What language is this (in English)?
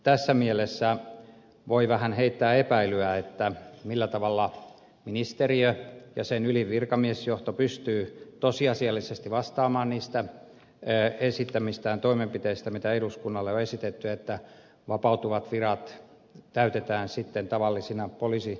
Finnish